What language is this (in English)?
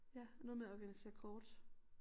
Danish